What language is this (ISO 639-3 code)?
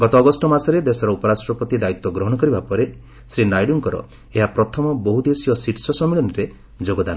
ori